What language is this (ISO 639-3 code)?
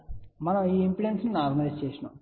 tel